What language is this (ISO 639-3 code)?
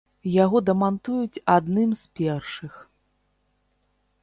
bel